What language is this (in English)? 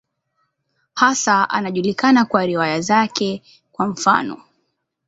Swahili